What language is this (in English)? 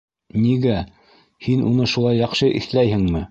Bashkir